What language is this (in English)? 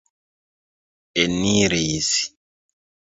Esperanto